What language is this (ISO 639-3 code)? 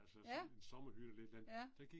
dan